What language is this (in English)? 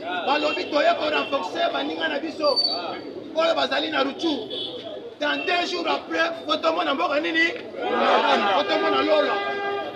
French